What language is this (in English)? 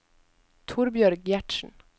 Norwegian